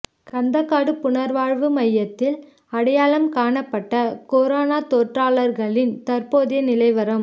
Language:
Tamil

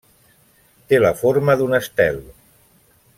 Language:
Catalan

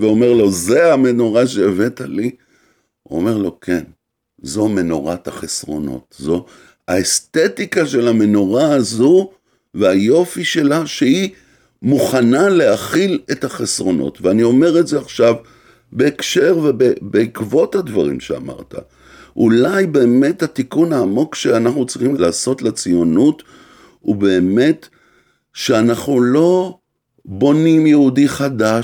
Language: Hebrew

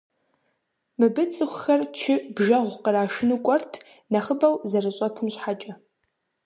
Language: Kabardian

